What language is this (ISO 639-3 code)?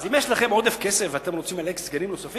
heb